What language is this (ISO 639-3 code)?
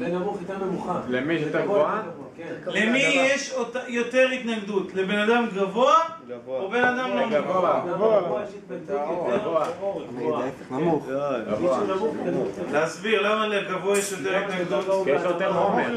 heb